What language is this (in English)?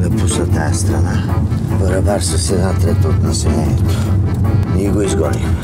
Bulgarian